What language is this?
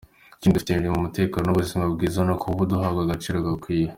Kinyarwanda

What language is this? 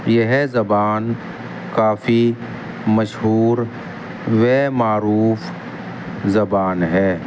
Urdu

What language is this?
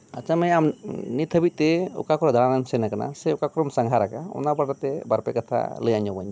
Santali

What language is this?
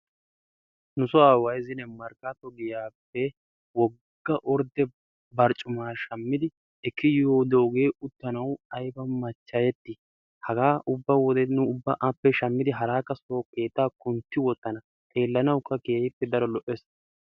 Wolaytta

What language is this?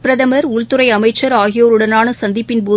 Tamil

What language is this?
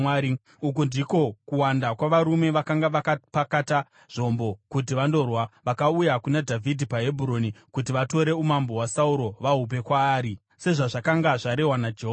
Shona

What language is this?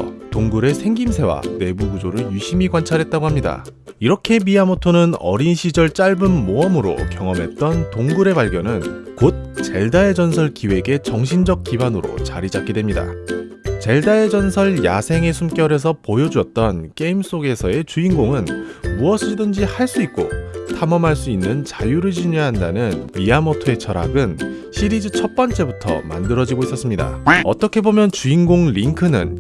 Korean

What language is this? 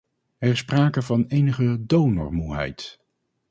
Dutch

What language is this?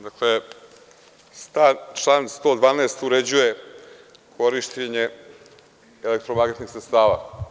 Serbian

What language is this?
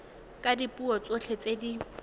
Tswana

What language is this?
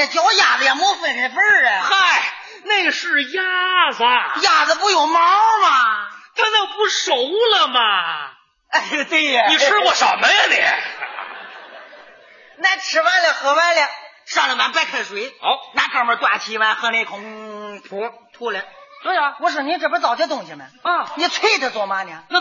Chinese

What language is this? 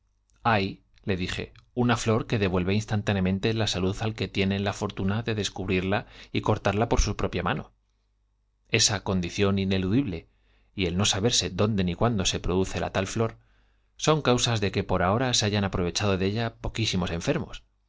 Spanish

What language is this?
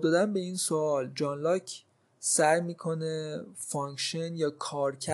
Persian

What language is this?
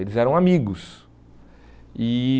Portuguese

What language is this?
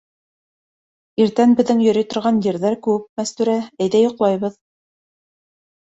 Bashkir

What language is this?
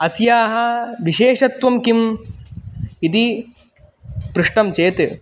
Sanskrit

